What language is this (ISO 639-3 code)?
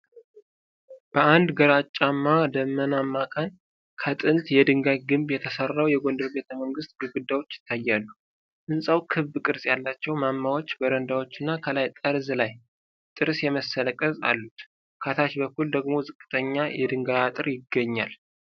amh